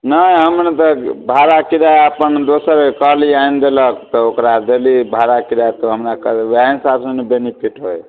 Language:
Maithili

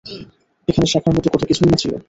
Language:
Bangla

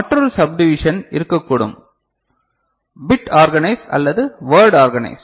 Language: Tamil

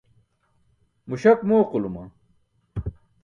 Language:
Burushaski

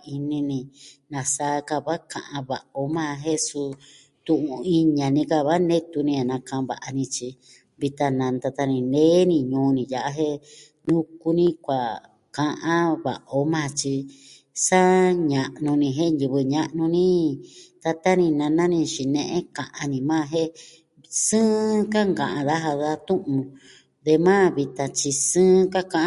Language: Southwestern Tlaxiaco Mixtec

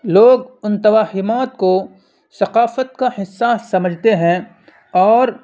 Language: Urdu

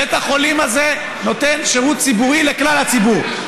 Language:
Hebrew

